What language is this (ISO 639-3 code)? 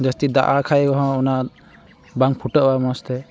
sat